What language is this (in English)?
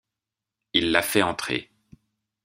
French